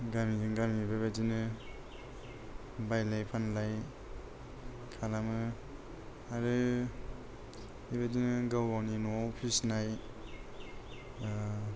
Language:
Bodo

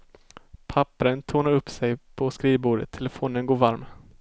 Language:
Swedish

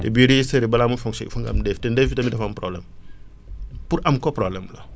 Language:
Wolof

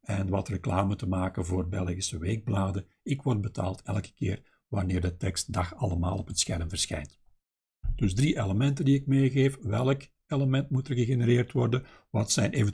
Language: Dutch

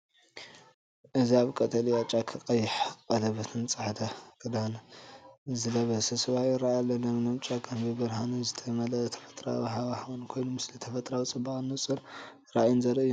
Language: Tigrinya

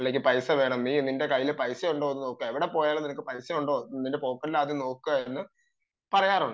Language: Malayalam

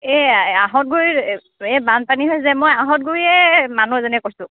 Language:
Assamese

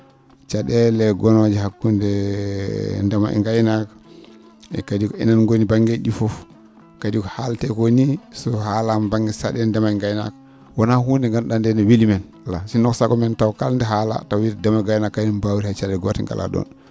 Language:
Fula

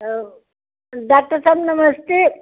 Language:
Hindi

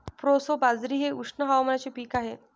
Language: Marathi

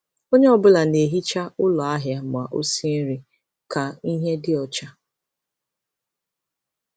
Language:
Igbo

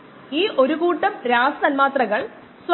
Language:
Malayalam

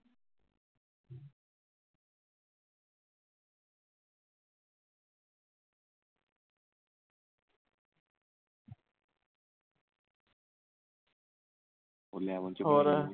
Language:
Punjabi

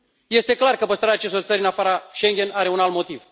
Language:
Romanian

